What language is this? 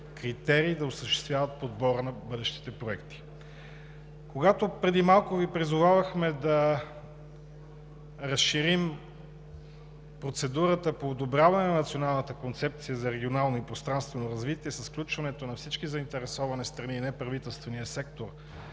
Bulgarian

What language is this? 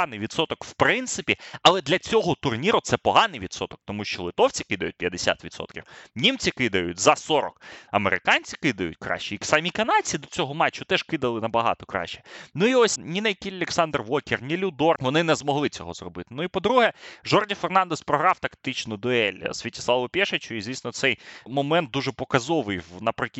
Ukrainian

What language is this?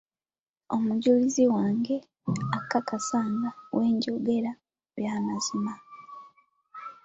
Ganda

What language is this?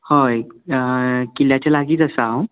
Konkani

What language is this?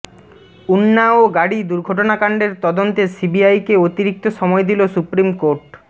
Bangla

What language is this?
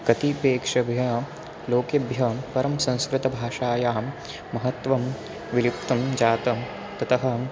Sanskrit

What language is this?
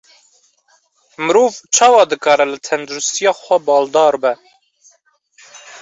Kurdish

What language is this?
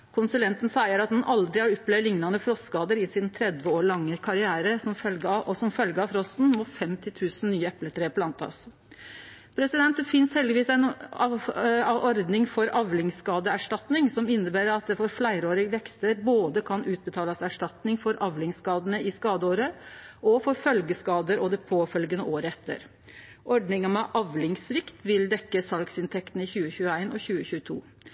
Norwegian Nynorsk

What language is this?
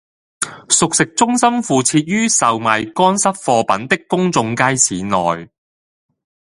Cantonese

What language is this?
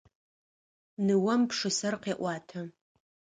Adyghe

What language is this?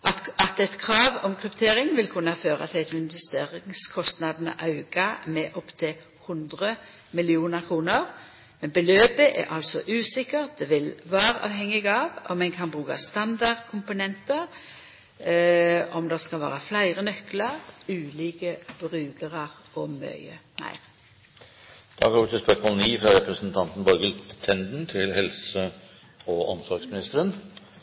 Norwegian Nynorsk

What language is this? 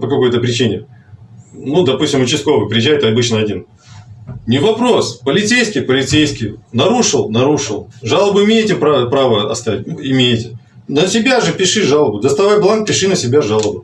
Russian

